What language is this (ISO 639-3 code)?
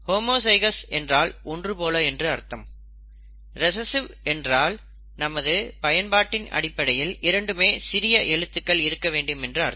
tam